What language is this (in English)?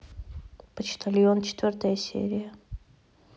Russian